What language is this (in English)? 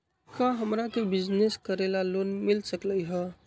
Magahi